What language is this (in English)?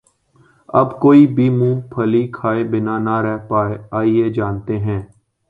Urdu